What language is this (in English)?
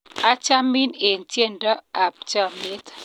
Kalenjin